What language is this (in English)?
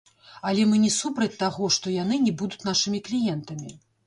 Belarusian